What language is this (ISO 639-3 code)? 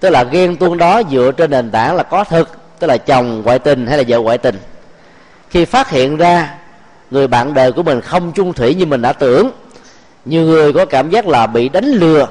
vie